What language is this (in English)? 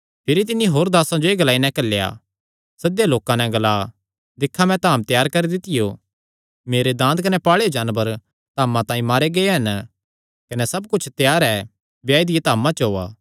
Kangri